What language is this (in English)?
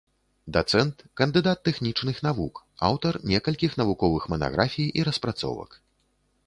Belarusian